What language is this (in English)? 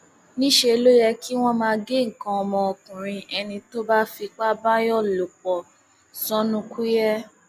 Yoruba